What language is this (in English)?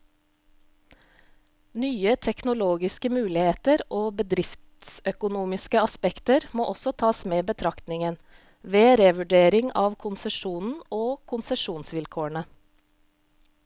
Norwegian